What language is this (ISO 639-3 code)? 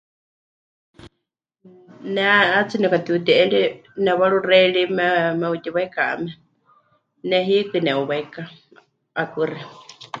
hch